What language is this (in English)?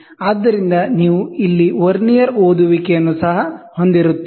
Kannada